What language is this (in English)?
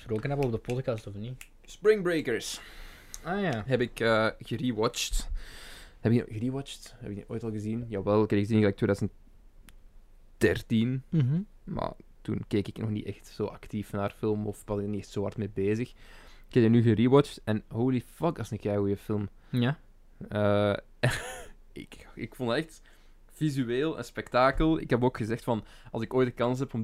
Dutch